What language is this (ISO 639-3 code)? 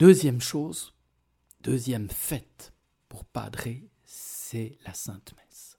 fra